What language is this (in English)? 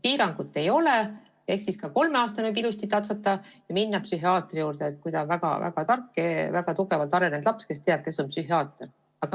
Estonian